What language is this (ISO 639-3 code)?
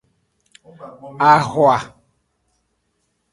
ajg